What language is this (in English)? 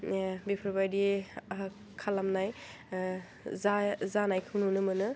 Bodo